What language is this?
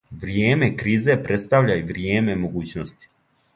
Serbian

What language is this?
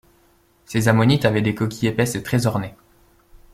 French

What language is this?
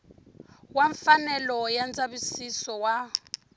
Tsonga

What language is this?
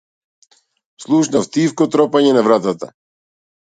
Macedonian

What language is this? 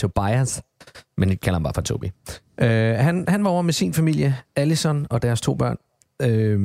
Danish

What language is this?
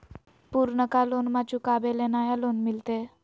Magahi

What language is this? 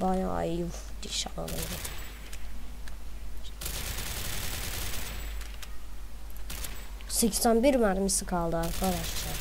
Turkish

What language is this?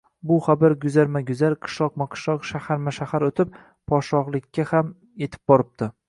Uzbek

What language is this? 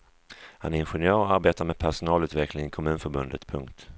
Swedish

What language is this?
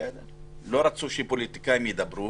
Hebrew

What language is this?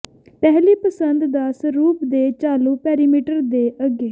Punjabi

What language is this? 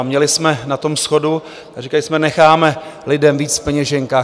Czech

